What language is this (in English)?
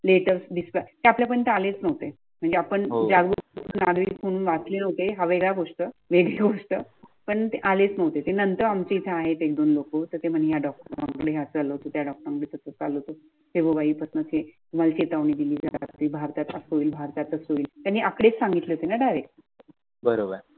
Marathi